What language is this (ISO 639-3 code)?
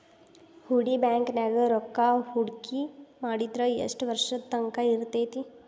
kan